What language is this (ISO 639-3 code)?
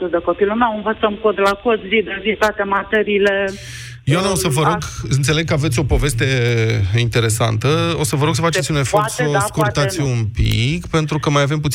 ron